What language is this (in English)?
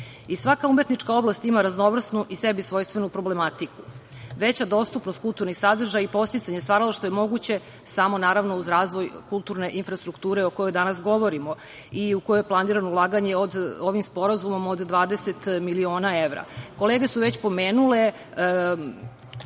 Serbian